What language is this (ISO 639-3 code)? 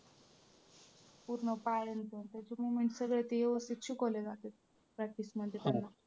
mar